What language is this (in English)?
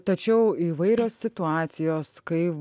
Lithuanian